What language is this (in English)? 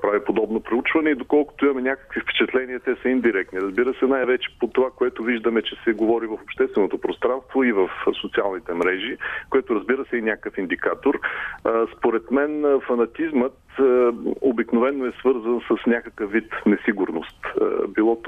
Bulgarian